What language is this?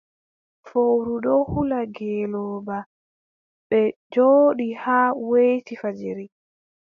Adamawa Fulfulde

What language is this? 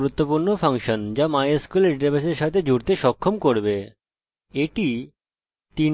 Bangla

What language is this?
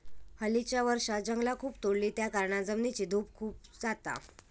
Marathi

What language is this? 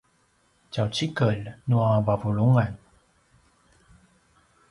Paiwan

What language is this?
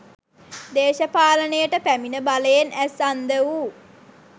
Sinhala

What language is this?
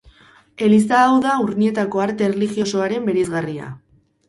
Basque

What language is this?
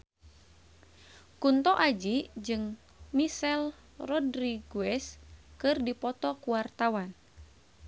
Sundanese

